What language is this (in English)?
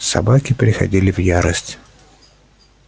Russian